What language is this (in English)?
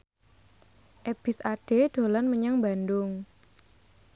Javanese